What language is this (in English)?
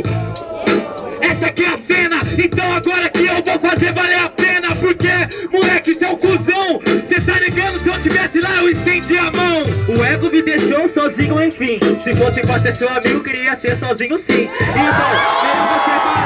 Portuguese